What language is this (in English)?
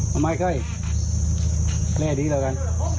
Thai